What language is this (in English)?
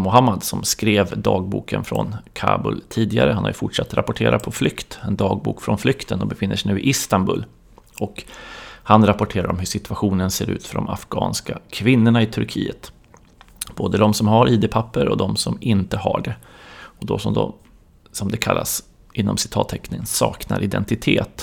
Swedish